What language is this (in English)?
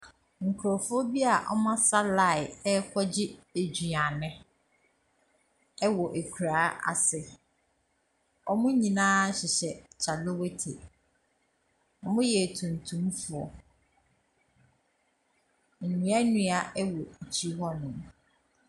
Akan